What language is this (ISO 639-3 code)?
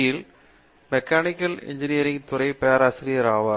tam